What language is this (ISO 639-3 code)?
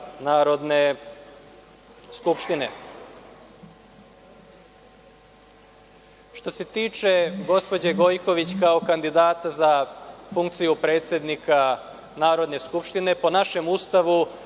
srp